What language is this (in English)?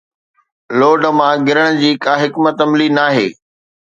Sindhi